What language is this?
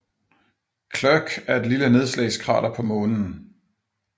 Danish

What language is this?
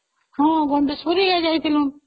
Odia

